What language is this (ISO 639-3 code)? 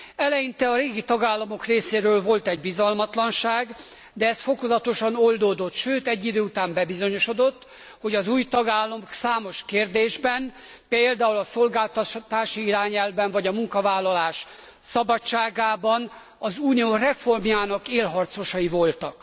hun